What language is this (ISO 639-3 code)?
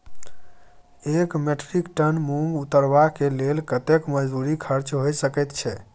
mai